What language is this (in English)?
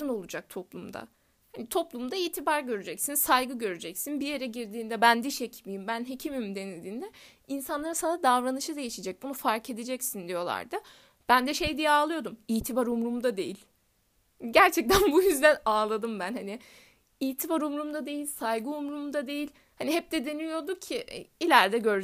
Turkish